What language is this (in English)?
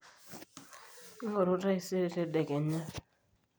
Masai